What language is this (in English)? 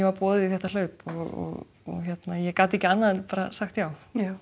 Icelandic